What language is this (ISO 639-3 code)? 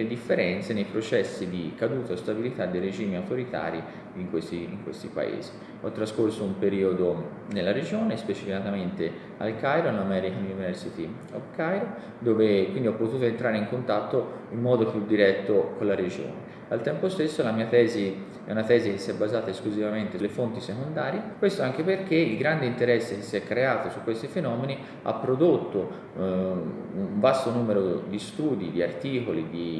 ita